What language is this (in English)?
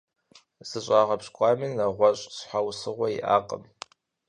Kabardian